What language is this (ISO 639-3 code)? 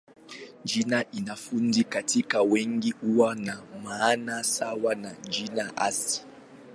swa